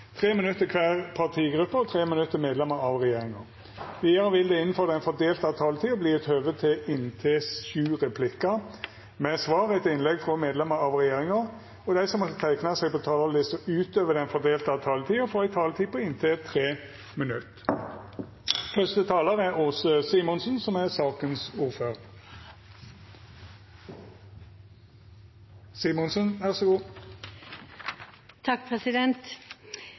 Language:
Norwegian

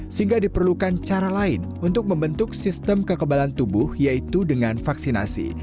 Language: Indonesian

